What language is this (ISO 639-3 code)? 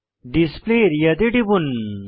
ben